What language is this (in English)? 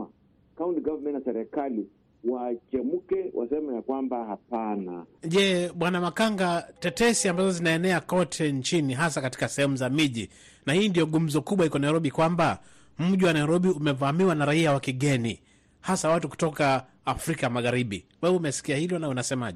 Swahili